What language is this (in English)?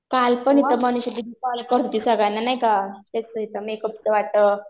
Marathi